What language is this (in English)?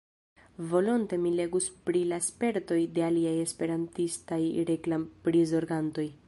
Esperanto